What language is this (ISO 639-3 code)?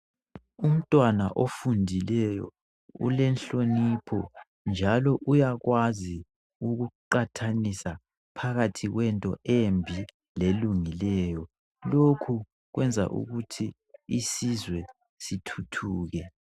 nde